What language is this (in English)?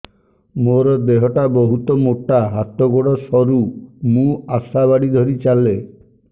Odia